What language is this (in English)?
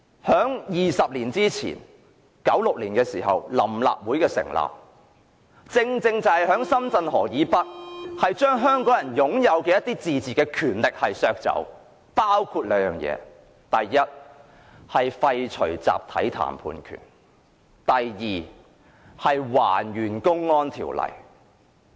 Cantonese